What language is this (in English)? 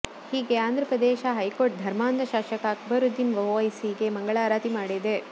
Kannada